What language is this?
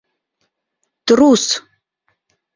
Mari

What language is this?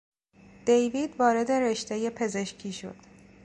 Persian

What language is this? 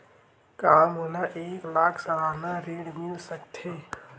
Chhattisgarhi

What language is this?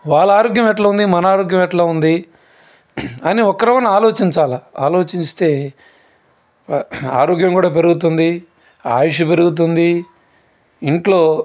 Telugu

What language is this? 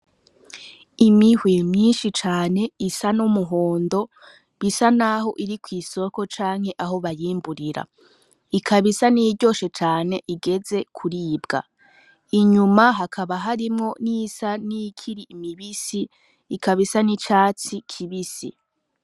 Rundi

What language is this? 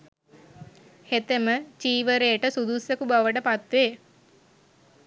Sinhala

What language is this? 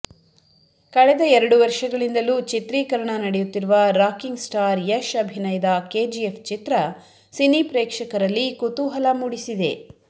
Kannada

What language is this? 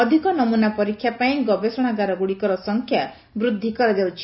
Odia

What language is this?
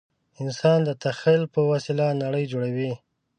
Pashto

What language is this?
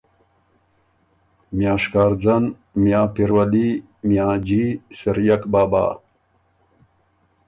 Ormuri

